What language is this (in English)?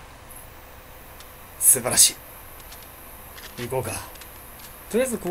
Japanese